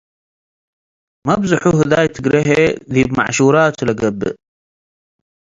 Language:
Tigre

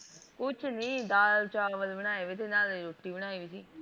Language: Punjabi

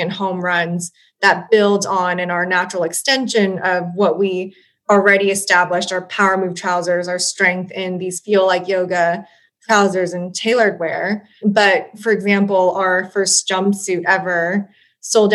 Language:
English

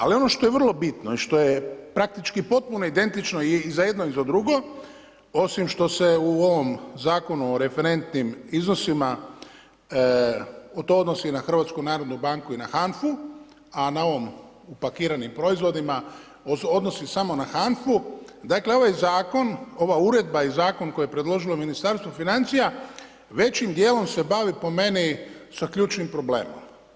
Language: Croatian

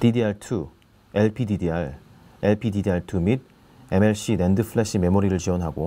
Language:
Korean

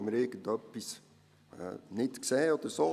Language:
Swiss German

